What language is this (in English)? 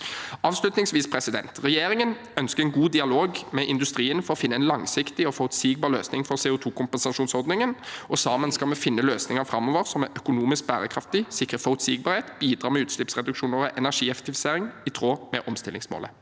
Norwegian